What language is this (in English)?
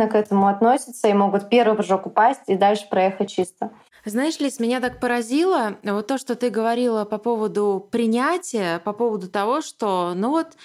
Russian